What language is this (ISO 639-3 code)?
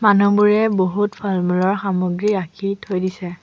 asm